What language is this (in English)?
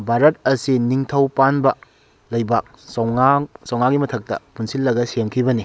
Manipuri